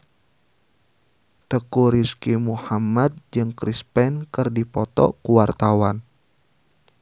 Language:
Sundanese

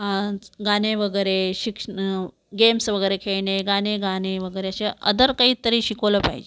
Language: Marathi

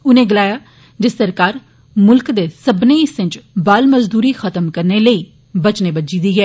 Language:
Dogri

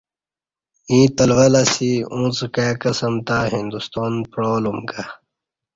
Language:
Kati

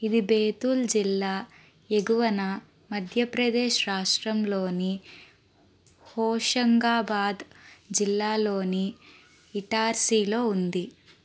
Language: Telugu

